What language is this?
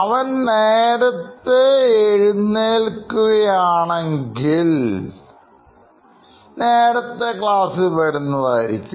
Malayalam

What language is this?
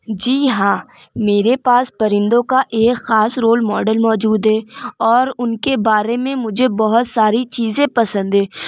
Urdu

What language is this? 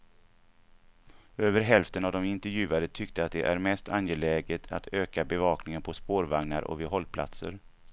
Swedish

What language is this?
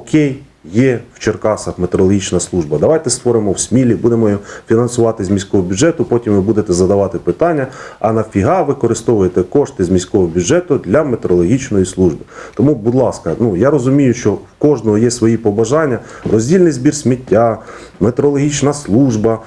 Ukrainian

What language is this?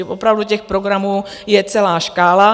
Czech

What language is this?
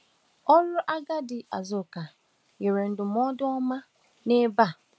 Igbo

